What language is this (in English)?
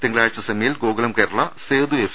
Malayalam